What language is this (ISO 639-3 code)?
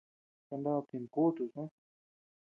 cux